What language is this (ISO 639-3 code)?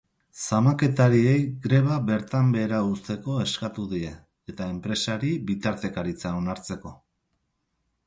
eus